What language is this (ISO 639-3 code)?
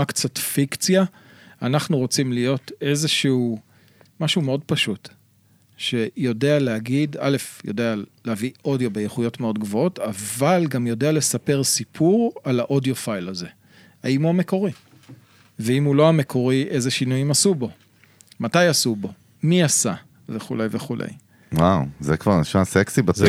heb